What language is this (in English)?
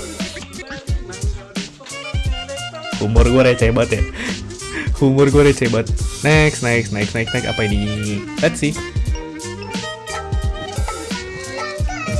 Indonesian